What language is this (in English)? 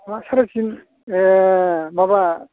Bodo